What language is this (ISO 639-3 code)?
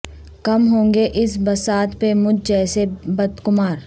urd